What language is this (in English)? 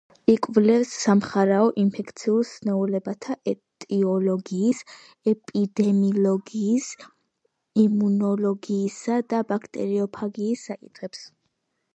Georgian